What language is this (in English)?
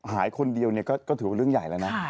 Thai